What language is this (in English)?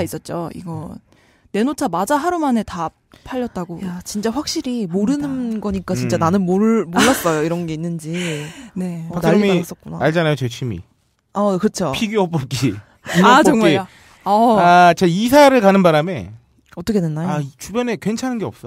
Korean